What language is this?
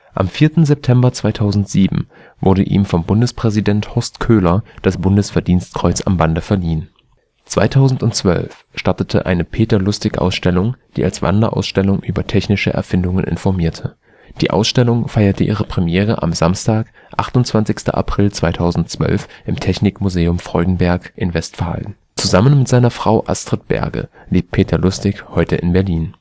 German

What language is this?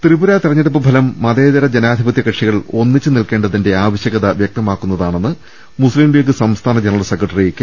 Malayalam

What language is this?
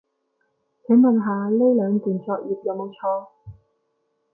Cantonese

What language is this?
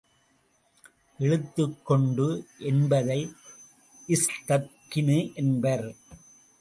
Tamil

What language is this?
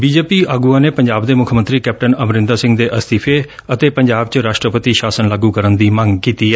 Punjabi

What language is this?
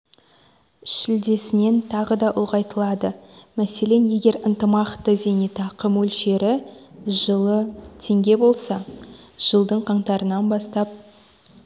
Kazakh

